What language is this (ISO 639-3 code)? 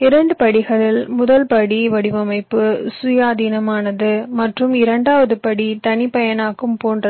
tam